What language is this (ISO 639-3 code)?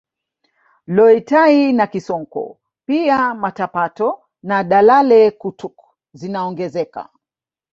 swa